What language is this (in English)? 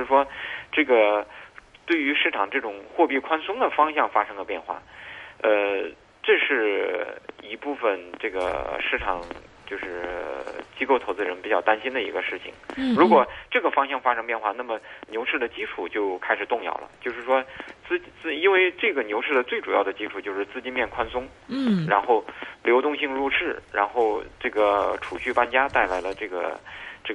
Chinese